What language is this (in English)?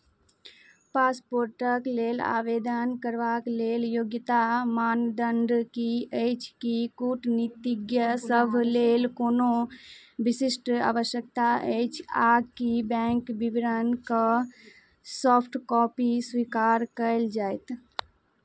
Maithili